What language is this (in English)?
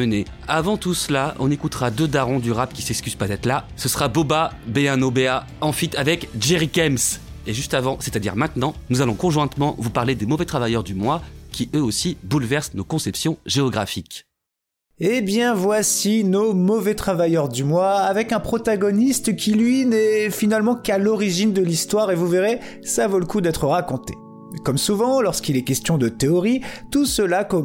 French